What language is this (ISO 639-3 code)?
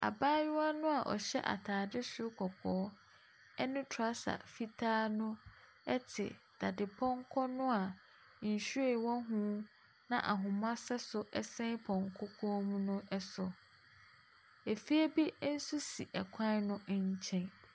aka